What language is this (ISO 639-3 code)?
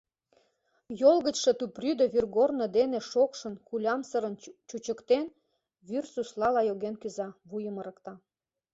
chm